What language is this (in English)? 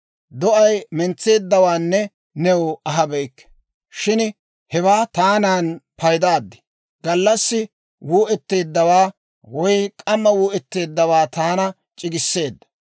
Dawro